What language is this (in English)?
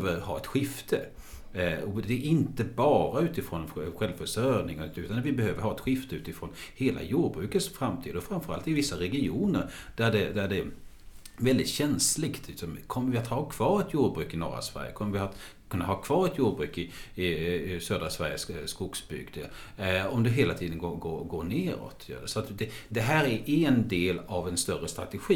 Swedish